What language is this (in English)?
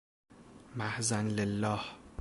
Persian